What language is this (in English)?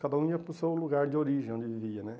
Portuguese